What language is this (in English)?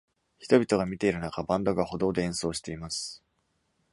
Japanese